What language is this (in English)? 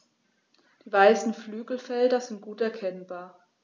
German